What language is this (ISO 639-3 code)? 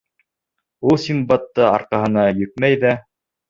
bak